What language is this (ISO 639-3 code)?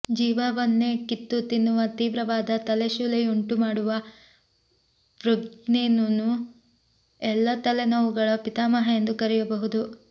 kan